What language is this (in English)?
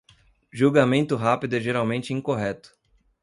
Portuguese